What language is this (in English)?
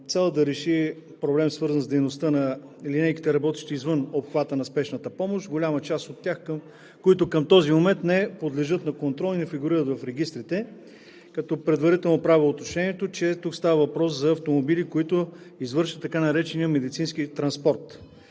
Bulgarian